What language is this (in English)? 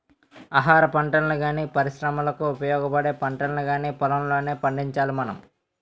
Telugu